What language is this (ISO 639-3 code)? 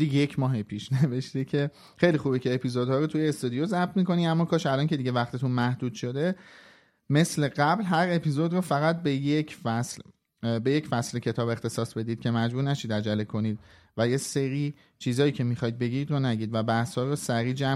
fas